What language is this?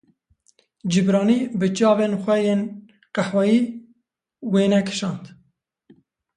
Kurdish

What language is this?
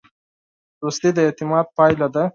Pashto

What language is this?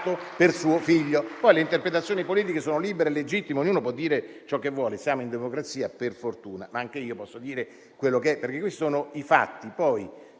Italian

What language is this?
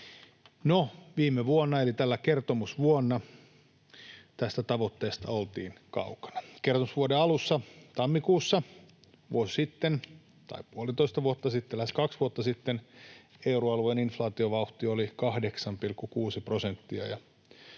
Finnish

